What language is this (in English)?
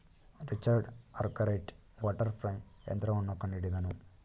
Kannada